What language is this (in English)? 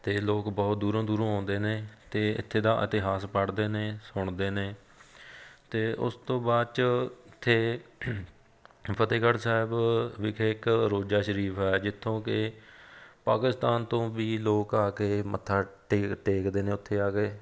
Punjabi